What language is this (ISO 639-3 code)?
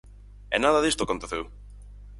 glg